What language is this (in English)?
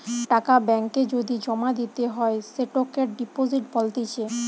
Bangla